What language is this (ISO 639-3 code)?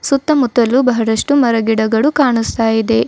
kan